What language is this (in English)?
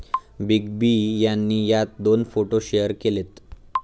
Marathi